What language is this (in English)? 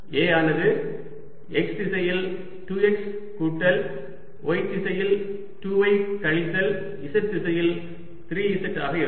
Tamil